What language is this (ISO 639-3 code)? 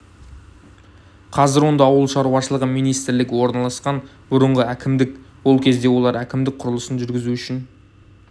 kaz